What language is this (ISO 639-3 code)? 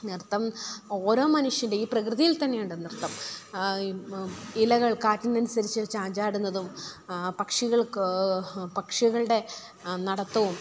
mal